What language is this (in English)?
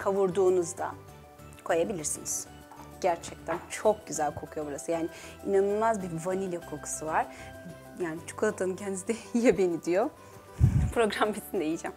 Turkish